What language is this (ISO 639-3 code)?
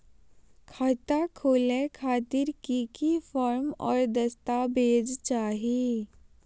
mag